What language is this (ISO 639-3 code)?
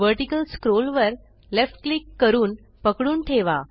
mar